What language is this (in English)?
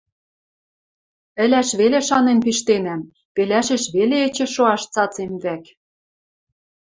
Western Mari